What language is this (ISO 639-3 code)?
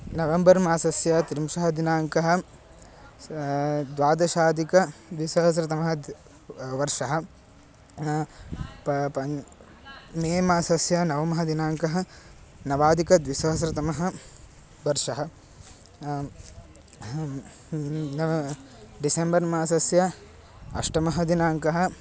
san